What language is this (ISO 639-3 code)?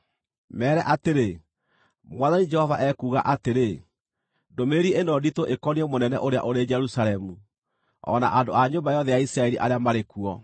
kik